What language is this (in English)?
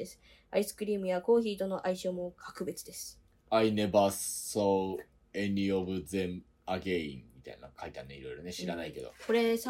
Japanese